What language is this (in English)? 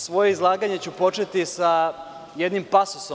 Serbian